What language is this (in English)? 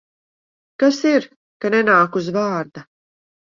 Latvian